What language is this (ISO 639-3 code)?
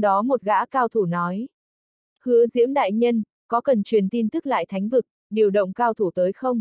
vie